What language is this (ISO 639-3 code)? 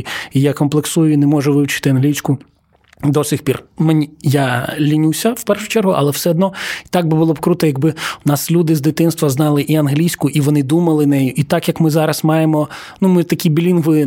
ukr